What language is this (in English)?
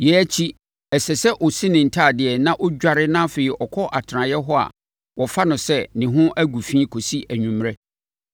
Akan